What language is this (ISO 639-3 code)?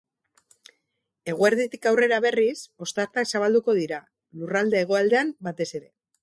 eus